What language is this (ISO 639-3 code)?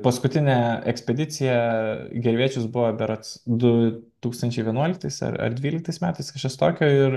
lit